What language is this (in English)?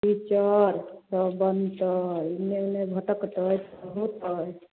Maithili